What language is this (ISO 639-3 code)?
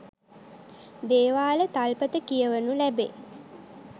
sin